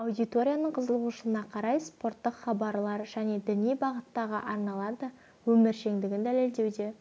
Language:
Kazakh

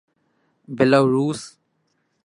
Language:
Urdu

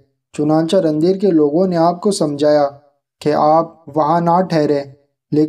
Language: Turkish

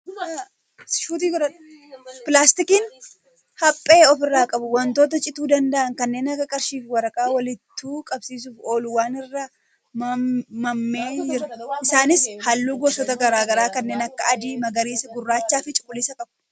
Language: Oromo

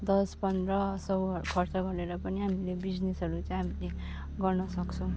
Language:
Nepali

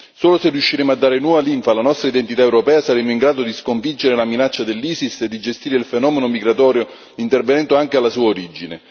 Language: Italian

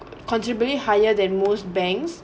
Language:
English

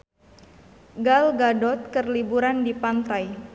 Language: Sundanese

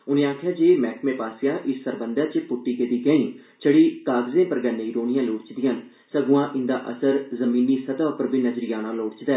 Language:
Dogri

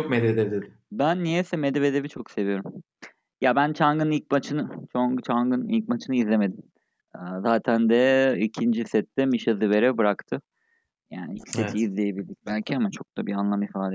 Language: Turkish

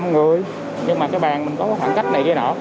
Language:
Vietnamese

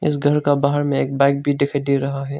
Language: Hindi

